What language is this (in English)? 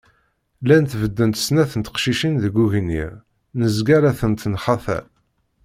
Kabyle